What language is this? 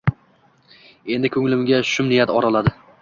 Uzbek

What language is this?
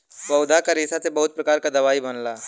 Bhojpuri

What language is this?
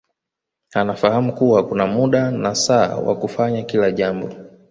Swahili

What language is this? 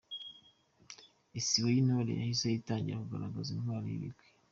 Kinyarwanda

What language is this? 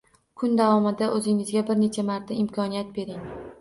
Uzbek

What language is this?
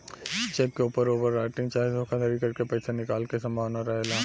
Bhojpuri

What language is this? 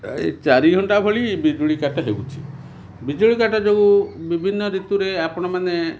Odia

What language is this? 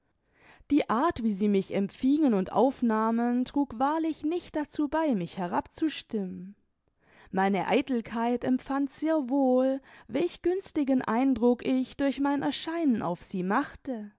German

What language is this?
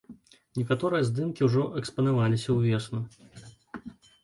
Belarusian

